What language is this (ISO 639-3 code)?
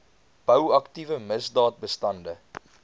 afr